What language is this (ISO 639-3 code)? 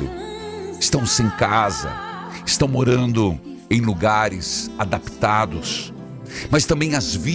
por